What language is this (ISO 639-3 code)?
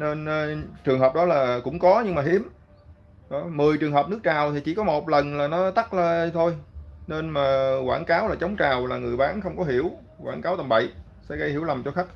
vie